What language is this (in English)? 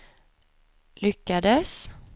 Swedish